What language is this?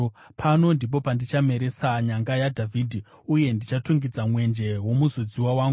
Shona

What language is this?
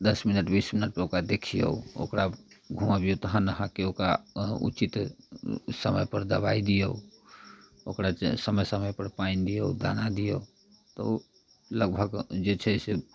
Maithili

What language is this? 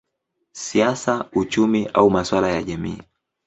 Swahili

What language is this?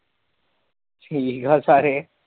Punjabi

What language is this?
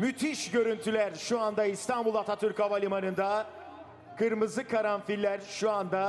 Turkish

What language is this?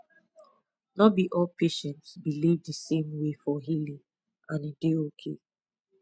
Nigerian Pidgin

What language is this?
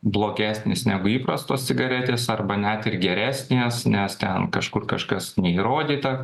Lithuanian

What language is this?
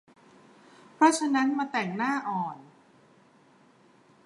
Thai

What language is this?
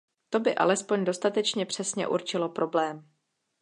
Czech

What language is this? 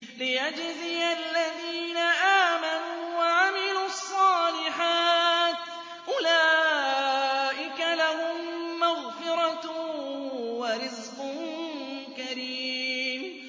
Arabic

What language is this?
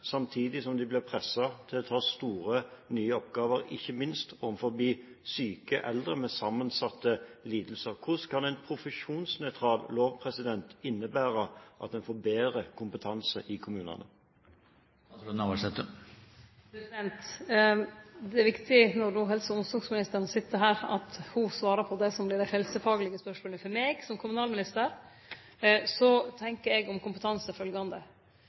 Norwegian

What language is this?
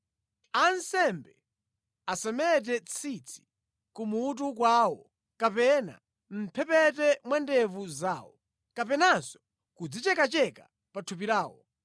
Nyanja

